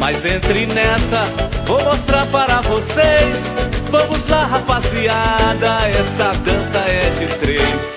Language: Portuguese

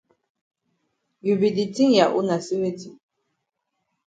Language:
Cameroon Pidgin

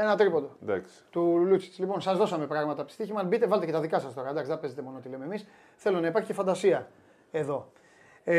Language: Greek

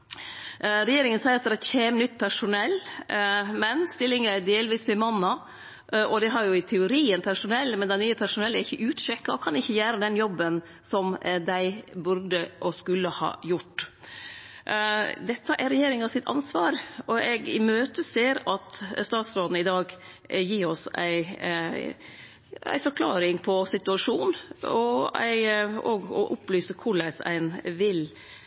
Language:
Norwegian Nynorsk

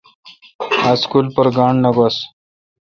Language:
Kalkoti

